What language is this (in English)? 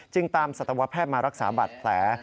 Thai